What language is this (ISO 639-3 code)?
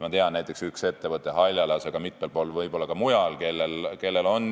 est